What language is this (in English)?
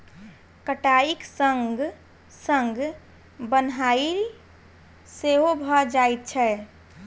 Maithili